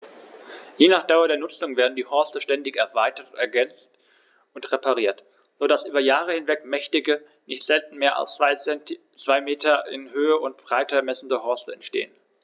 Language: German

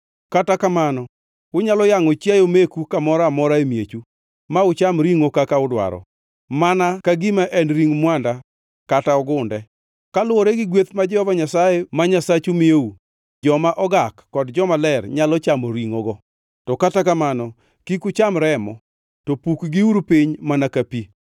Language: Luo (Kenya and Tanzania)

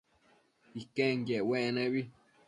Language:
Matsés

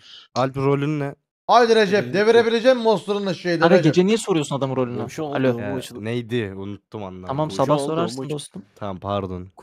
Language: Turkish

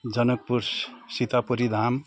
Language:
Nepali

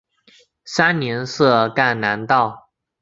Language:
Chinese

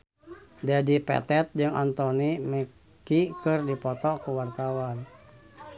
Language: Sundanese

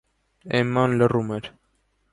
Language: Armenian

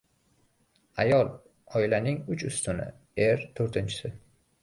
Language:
Uzbek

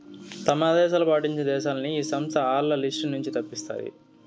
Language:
Telugu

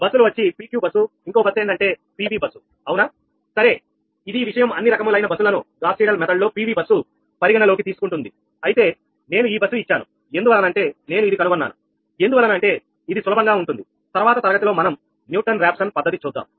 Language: Telugu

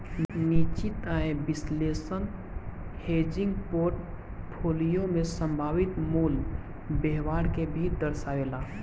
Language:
Bhojpuri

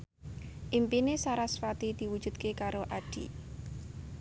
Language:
Javanese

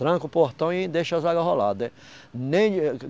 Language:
Portuguese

